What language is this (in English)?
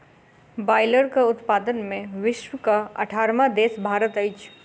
Maithili